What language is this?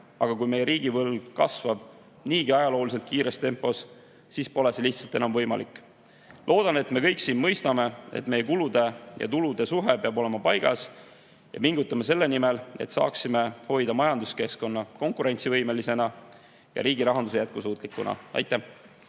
Estonian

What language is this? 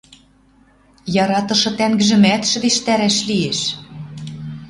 Western Mari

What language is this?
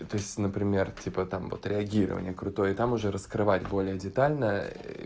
Russian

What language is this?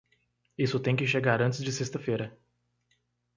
Portuguese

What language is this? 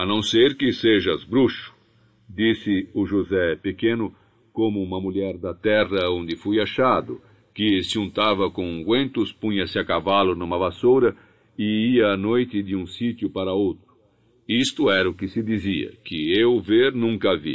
Portuguese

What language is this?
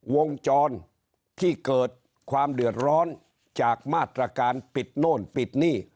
Thai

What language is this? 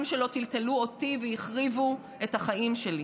Hebrew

